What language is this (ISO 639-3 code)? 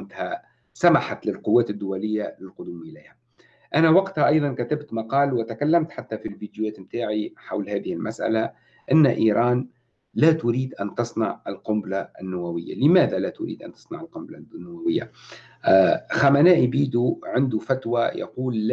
ara